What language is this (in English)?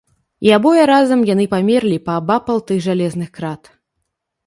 Belarusian